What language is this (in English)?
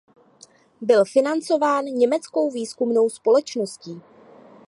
Czech